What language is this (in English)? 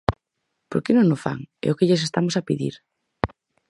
Galician